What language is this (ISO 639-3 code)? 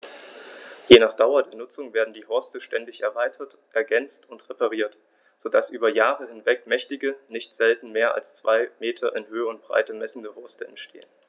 deu